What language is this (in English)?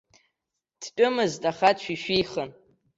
Abkhazian